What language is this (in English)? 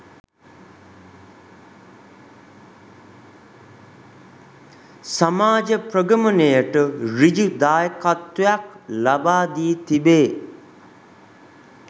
Sinhala